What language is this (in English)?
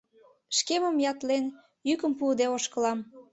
Mari